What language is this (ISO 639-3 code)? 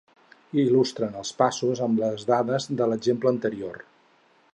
cat